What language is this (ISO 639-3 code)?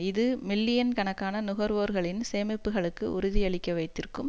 tam